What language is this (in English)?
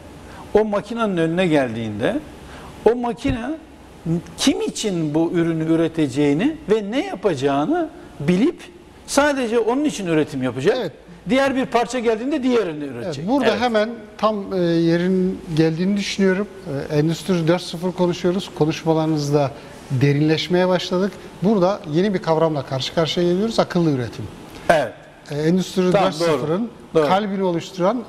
Turkish